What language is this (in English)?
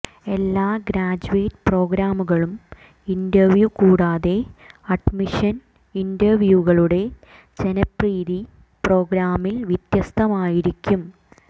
Malayalam